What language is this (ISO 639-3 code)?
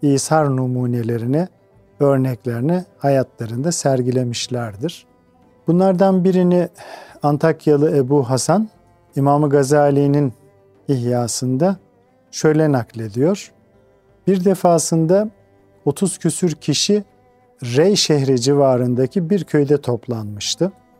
tur